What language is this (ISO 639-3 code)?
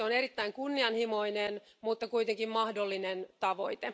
fin